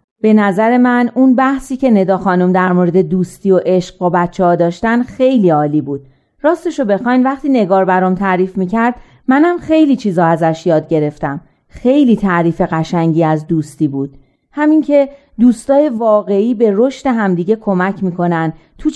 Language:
Persian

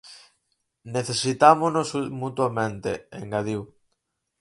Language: Galician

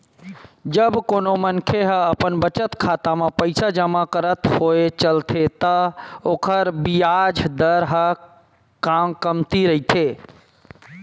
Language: Chhattisgarhi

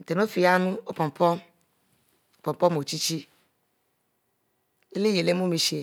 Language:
Mbe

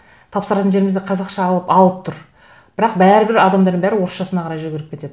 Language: Kazakh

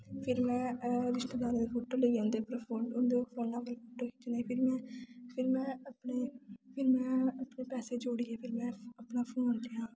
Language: Dogri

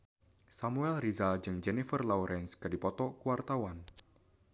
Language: Sundanese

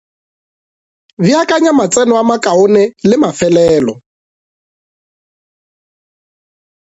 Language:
Northern Sotho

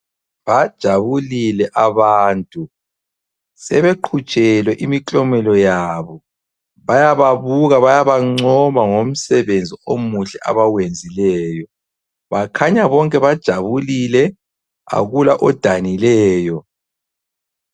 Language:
North Ndebele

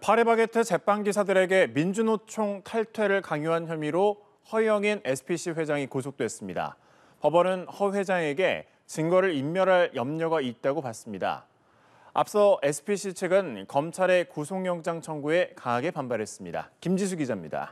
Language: Korean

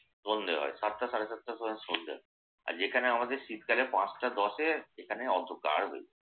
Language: Bangla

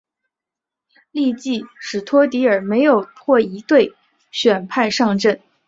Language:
Chinese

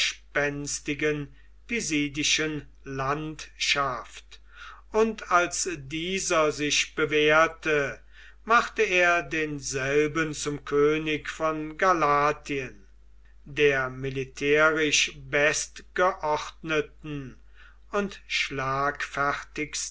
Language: German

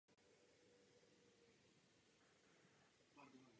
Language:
Czech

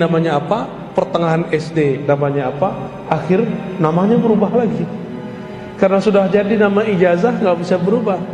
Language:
Indonesian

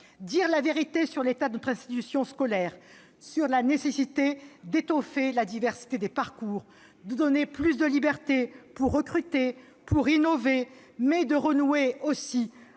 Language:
French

